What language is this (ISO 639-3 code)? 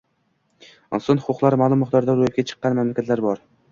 uzb